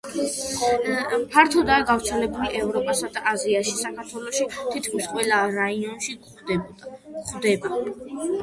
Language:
Georgian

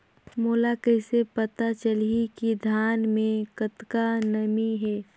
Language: Chhattisgarhi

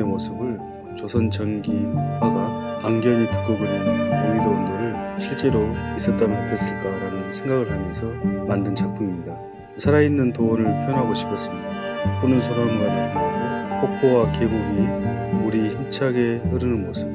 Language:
Korean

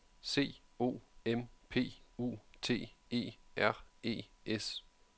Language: Danish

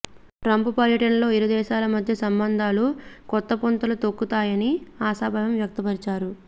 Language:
Telugu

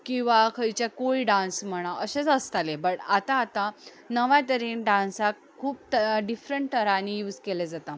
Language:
Konkani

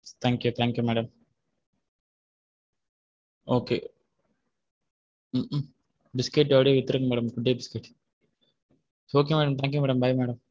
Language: Tamil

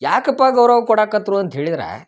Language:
Kannada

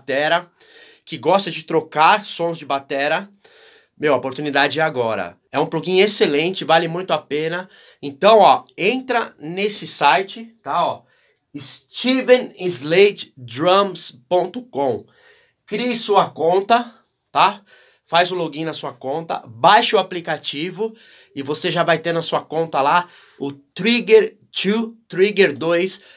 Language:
Portuguese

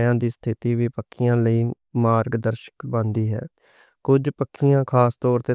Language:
Western Panjabi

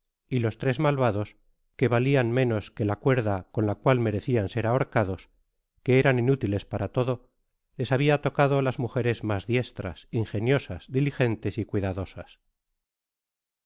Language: Spanish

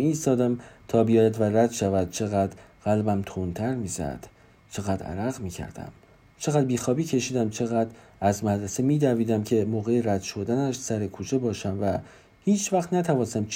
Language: Persian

